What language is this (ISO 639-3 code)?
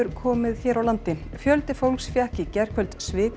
isl